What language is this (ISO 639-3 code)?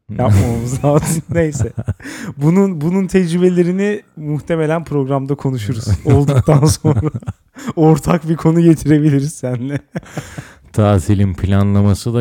tur